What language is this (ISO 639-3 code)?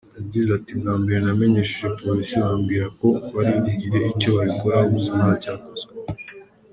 kin